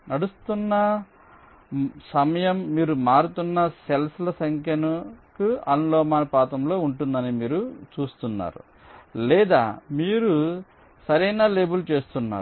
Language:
Telugu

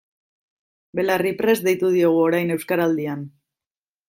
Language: Basque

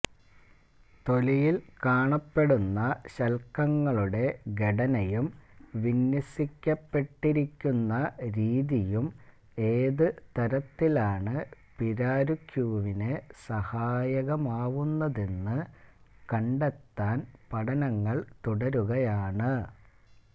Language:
Malayalam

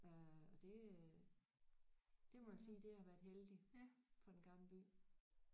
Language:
Danish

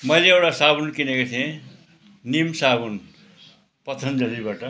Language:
Nepali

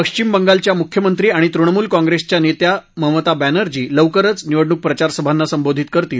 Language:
Marathi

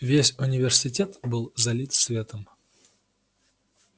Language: Russian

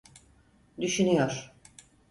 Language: Turkish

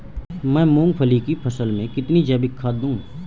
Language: Hindi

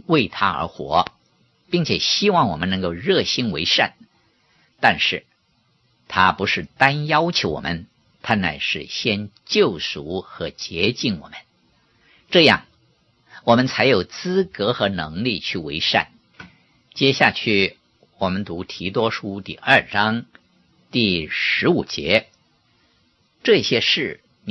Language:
Chinese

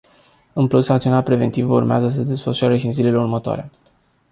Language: Romanian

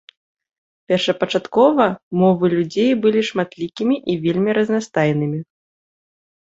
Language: Belarusian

